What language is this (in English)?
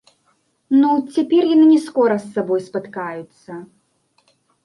Belarusian